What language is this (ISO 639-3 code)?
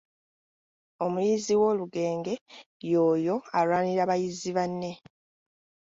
lug